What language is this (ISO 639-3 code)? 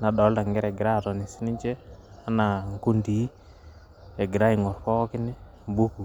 mas